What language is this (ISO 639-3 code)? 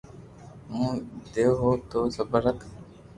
lrk